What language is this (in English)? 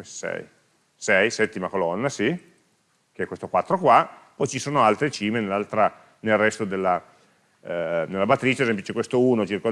Italian